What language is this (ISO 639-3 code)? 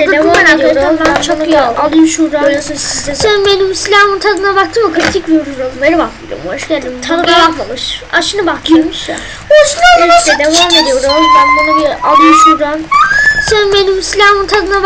tur